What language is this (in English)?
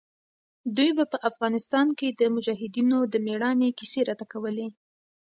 Pashto